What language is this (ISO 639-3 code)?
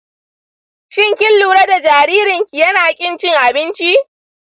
hau